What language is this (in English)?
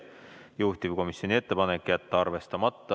Estonian